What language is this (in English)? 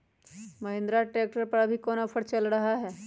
Magahi